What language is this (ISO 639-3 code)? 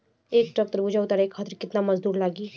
bho